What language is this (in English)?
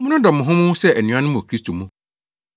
Akan